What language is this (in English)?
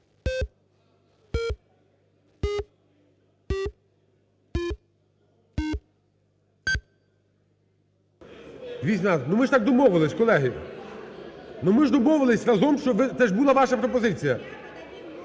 Ukrainian